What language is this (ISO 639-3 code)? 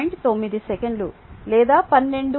tel